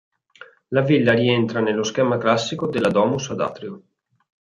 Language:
Italian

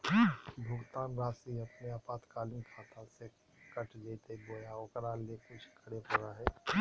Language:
Magahi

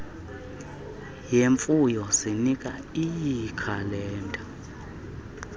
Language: Xhosa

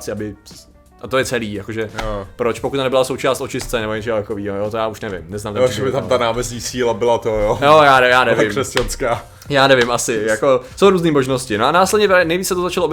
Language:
Czech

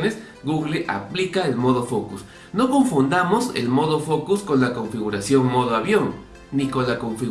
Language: Spanish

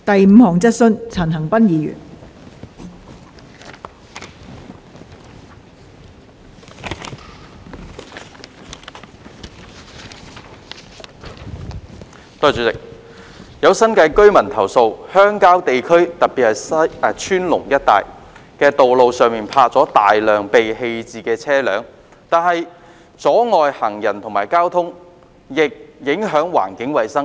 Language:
Cantonese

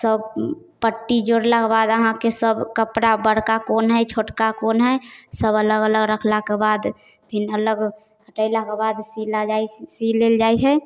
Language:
Maithili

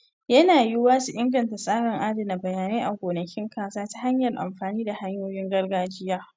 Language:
Hausa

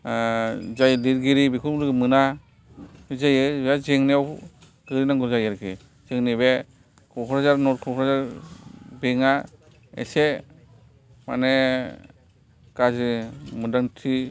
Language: Bodo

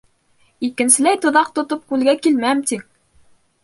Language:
Bashkir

